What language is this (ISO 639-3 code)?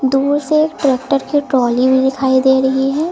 hin